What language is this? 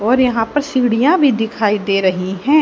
Hindi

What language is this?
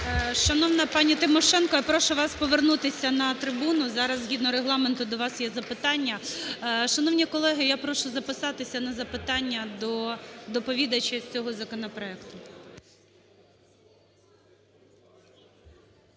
Ukrainian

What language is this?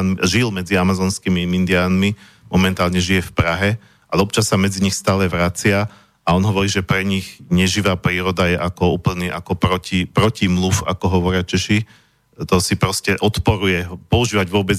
Slovak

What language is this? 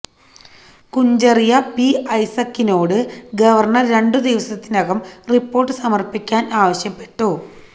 Malayalam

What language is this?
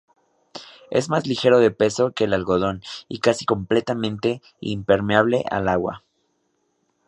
Spanish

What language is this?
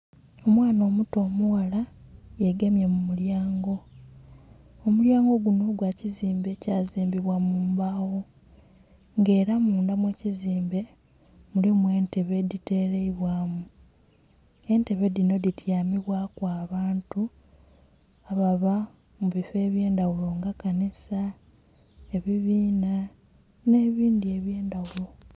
Soga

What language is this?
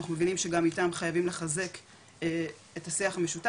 Hebrew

